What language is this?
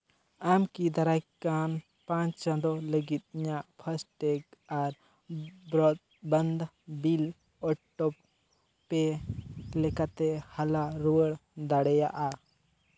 Santali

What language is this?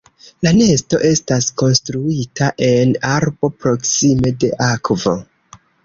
Esperanto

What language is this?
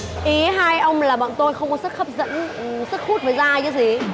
Vietnamese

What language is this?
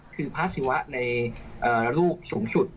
Thai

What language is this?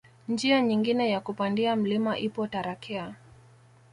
Swahili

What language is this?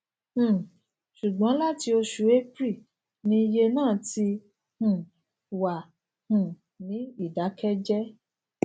Yoruba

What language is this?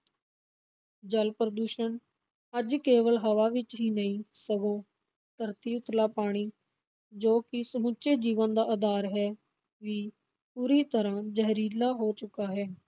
Punjabi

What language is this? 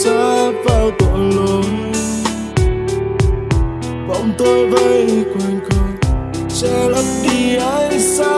Vietnamese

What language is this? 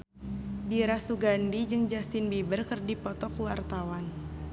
Sundanese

